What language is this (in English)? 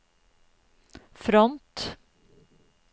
Norwegian